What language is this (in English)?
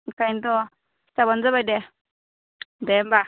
Bodo